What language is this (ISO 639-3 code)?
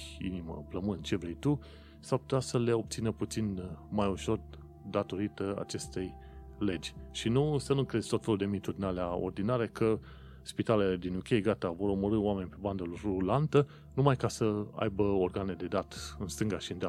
ron